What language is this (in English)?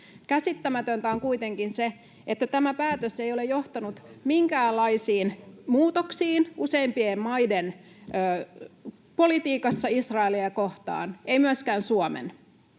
Finnish